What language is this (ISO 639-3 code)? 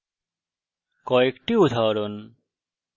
ben